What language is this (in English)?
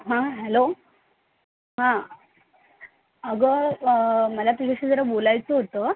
Marathi